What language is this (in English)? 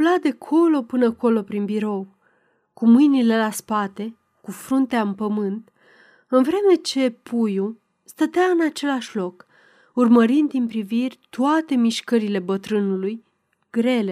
Romanian